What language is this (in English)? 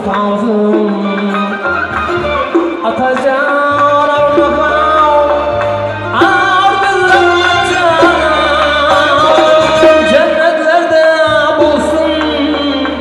Arabic